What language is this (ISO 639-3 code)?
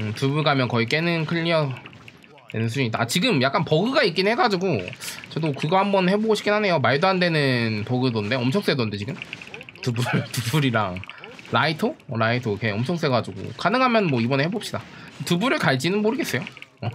kor